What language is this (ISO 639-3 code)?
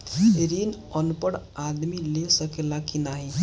bho